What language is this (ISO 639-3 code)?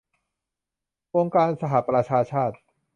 tha